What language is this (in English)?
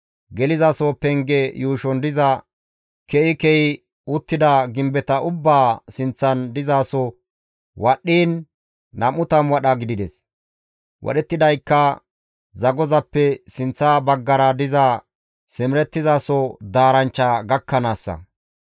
Gamo